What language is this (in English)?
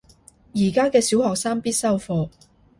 Cantonese